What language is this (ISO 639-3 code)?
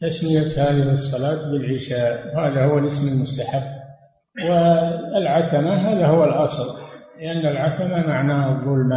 ara